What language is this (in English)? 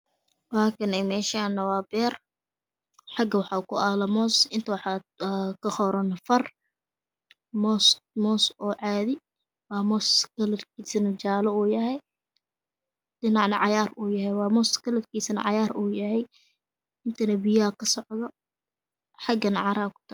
Somali